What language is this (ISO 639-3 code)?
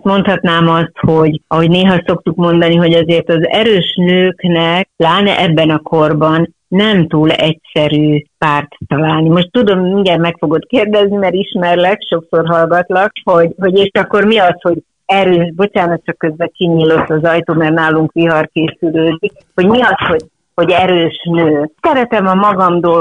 hun